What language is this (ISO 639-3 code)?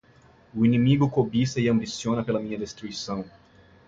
por